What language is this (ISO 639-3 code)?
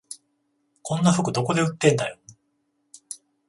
jpn